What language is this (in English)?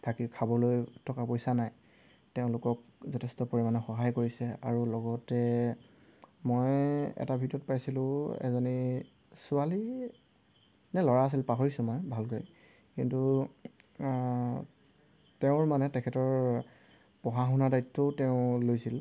Assamese